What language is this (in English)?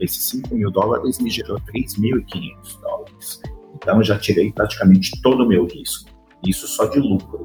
Portuguese